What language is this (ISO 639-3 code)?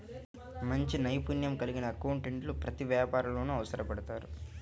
tel